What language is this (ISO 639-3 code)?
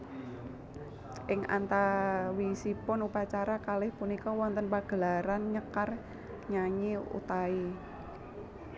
jav